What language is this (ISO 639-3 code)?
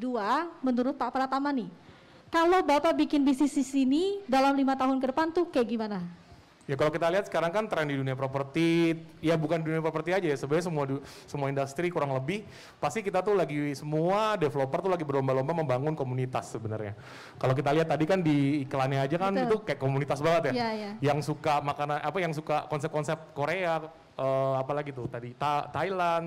ind